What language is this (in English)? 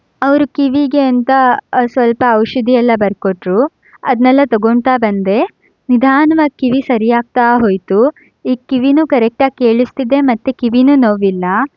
Kannada